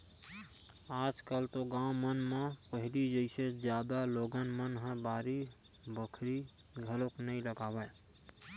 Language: Chhattisgarhi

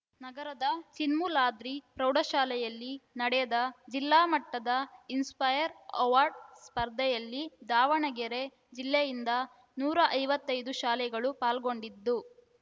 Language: Kannada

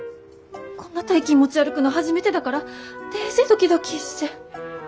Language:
Japanese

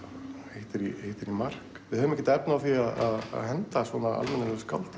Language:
Icelandic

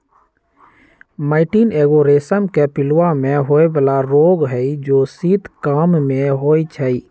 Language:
Magahi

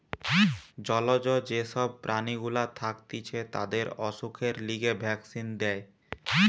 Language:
Bangla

